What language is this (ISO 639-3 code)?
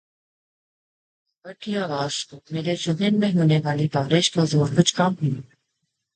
urd